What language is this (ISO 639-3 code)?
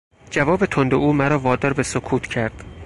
fas